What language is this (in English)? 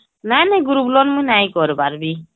Odia